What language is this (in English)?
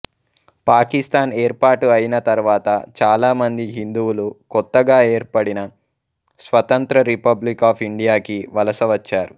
Telugu